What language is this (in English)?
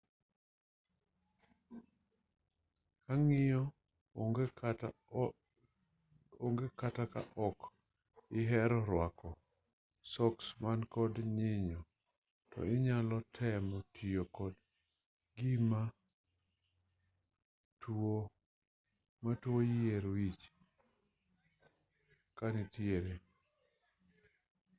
Luo (Kenya and Tanzania)